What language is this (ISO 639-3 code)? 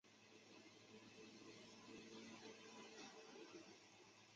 zho